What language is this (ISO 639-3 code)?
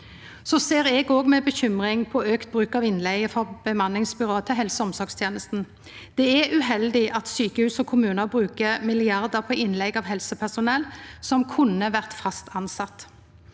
nor